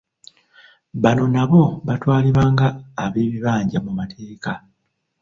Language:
Ganda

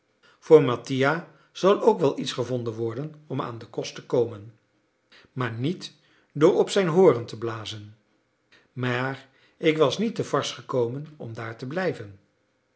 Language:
Dutch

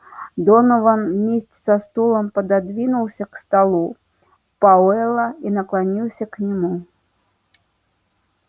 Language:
Russian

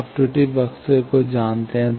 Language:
Hindi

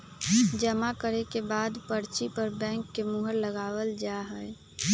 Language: Magahi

